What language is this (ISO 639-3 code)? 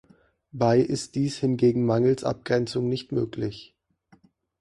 deu